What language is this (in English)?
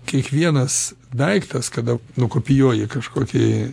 Lithuanian